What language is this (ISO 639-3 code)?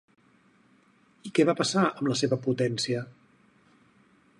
cat